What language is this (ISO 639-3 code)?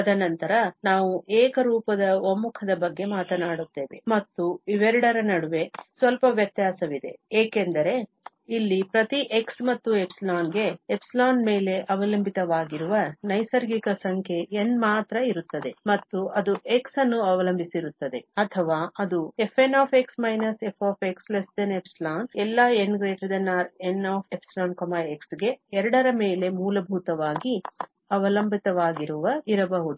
kan